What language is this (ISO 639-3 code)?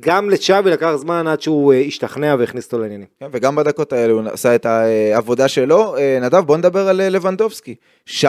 heb